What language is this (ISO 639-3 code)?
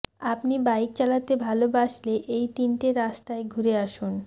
ben